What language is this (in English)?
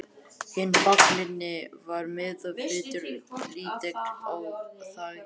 Icelandic